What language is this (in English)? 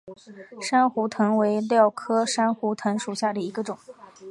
Chinese